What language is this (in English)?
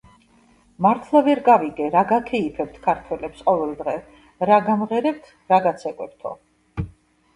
Georgian